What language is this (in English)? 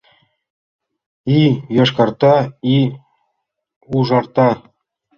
Mari